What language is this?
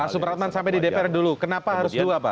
Indonesian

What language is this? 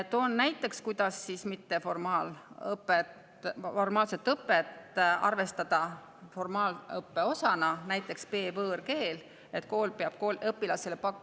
Estonian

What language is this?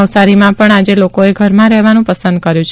Gujarati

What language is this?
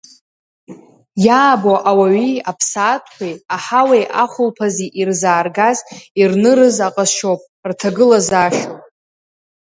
Abkhazian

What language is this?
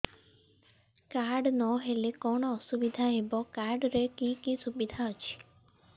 Odia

